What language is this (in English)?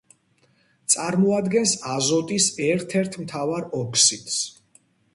Georgian